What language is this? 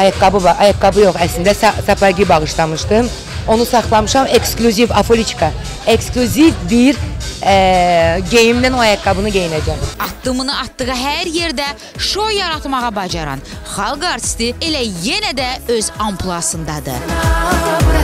Turkish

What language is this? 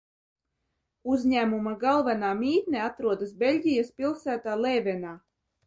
Latvian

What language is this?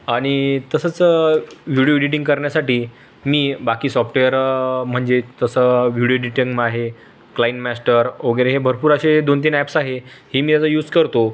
Marathi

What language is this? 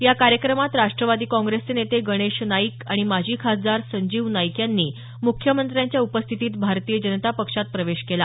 Marathi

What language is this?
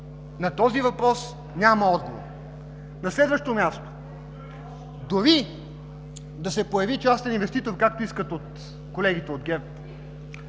Bulgarian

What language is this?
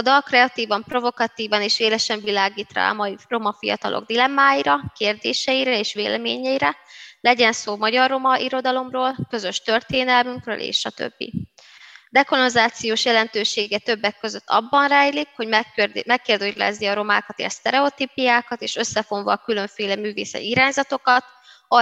Hungarian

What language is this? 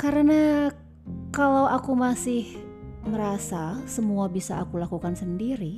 Indonesian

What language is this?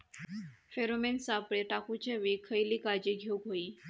Marathi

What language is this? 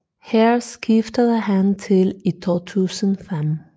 Danish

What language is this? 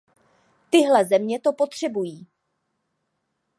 Czech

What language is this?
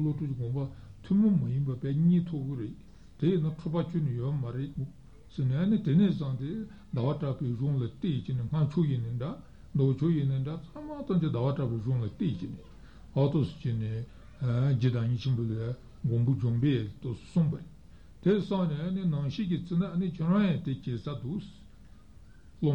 Italian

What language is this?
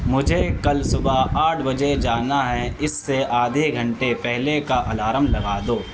Urdu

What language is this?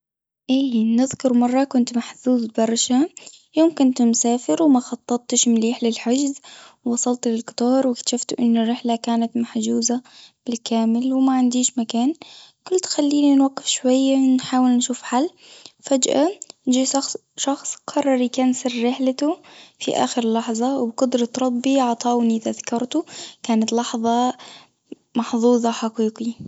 Tunisian Arabic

